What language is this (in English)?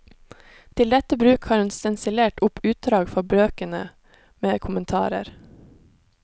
Norwegian